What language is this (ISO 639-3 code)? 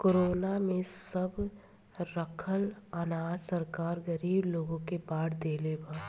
bho